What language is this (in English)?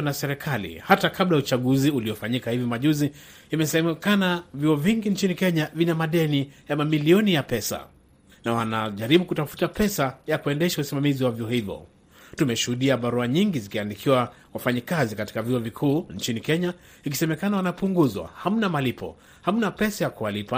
Swahili